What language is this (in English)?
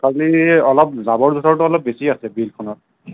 Assamese